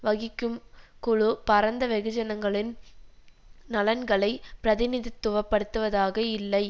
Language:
Tamil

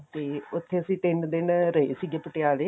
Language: Punjabi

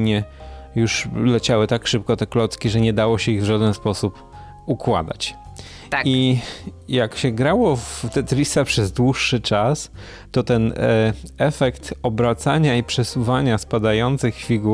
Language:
Polish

